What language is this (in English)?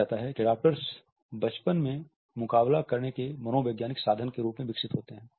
Hindi